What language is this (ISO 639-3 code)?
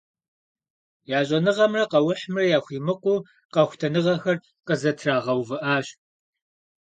kbd